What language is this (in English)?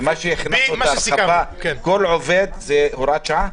Hebrew